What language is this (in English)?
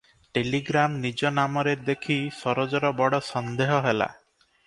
Odia